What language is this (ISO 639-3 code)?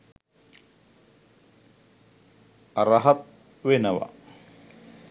sin